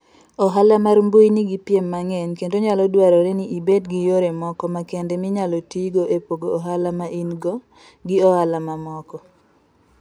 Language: Luo (Kenya and Tanzania)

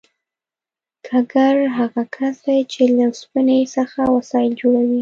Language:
Pashto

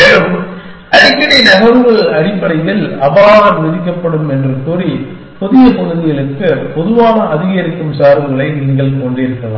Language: Tamil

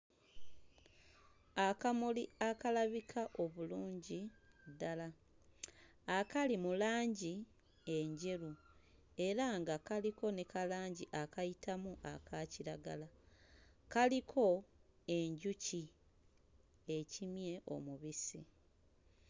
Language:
Ganda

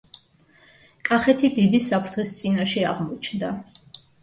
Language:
Georgian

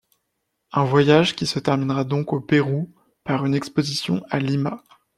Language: French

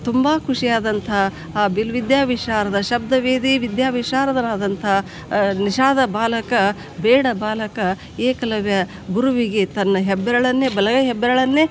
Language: Kannada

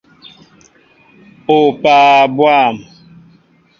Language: Mbo (Cameroon)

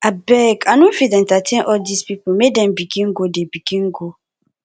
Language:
Nigerian Pidgin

